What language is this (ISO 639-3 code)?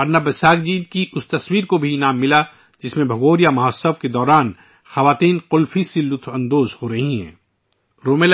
urd